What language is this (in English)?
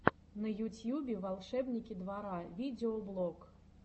Russian